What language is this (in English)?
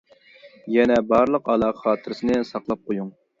Uyghur